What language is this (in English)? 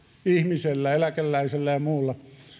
Finnish